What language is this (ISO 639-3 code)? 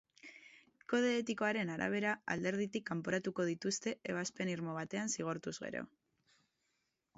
eus